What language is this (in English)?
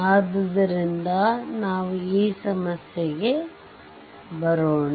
Kannada